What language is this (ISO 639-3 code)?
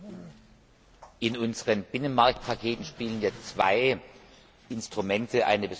deu